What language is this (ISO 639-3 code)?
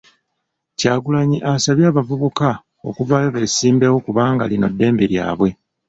lug